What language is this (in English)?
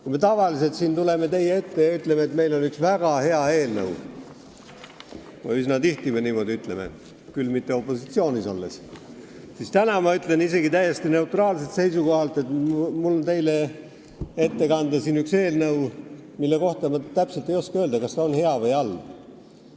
Estonian